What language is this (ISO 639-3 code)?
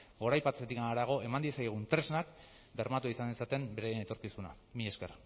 eus